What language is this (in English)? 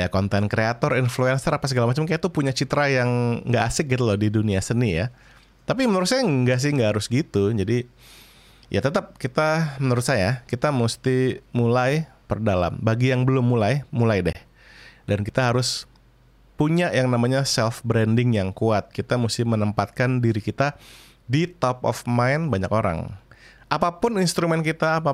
Indonesian